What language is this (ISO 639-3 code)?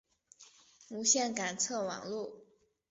zho